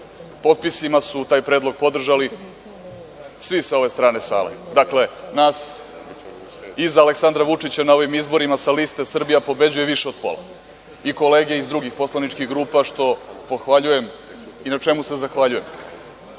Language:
Serbian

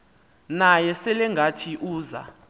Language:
Xhosa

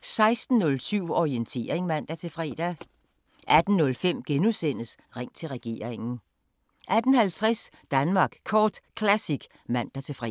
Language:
Danish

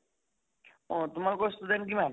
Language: Assamese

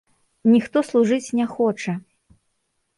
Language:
Belarusian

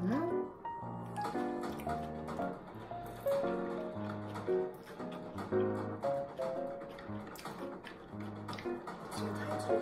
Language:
Korean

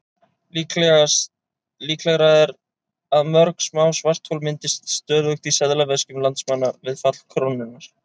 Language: Icelandic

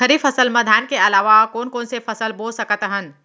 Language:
Chhattisgarhi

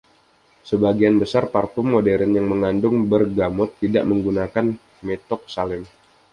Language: Indonesian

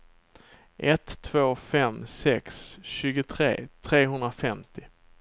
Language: Swedish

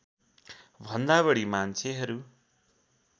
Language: Nepali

